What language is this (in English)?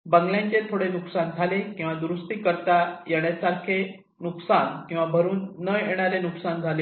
Marathi